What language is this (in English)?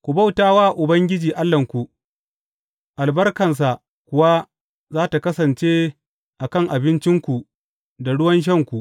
Hausa